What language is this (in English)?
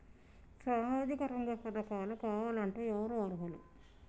Telugu